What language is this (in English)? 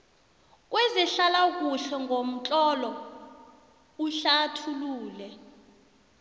South Ndebele